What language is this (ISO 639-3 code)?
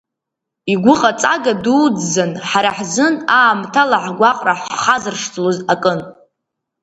abk